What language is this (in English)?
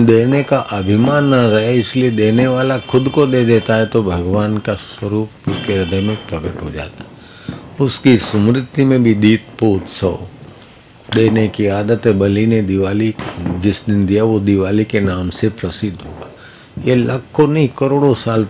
Hindi